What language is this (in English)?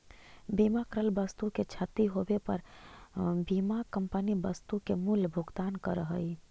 Magahi